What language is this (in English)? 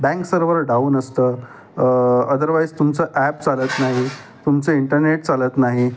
Marathi